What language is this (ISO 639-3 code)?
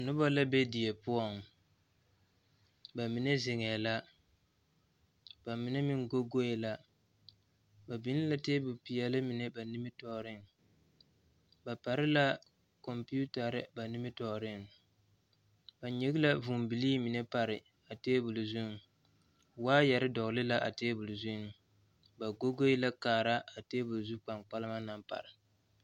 dga